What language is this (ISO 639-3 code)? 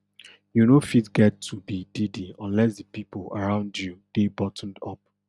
pcm